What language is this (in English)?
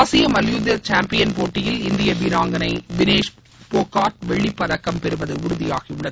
Tamil